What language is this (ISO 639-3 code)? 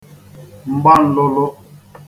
ibo